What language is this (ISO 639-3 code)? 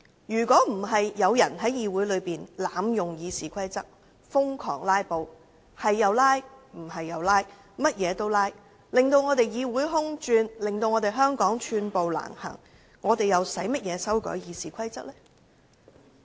yue